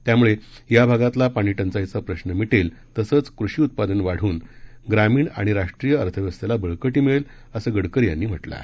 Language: Marathi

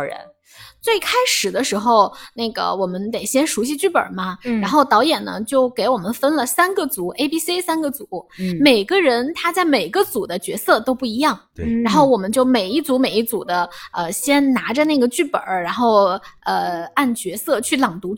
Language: Chinese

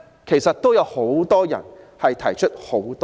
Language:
Cantonese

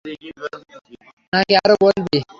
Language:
Bangla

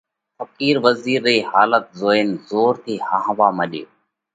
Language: Parkari Koli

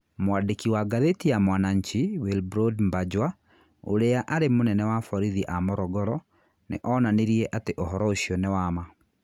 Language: Kikuyu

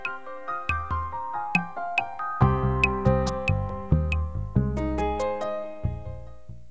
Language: Bangla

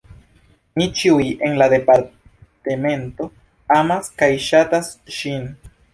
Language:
Esperanto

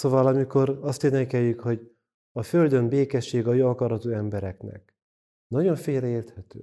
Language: Hungarian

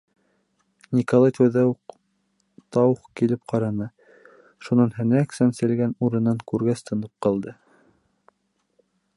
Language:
Bashkir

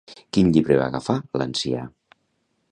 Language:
Catalan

